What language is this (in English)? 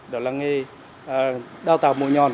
Vietnamese